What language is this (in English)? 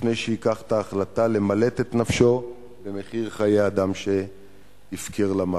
Hebrew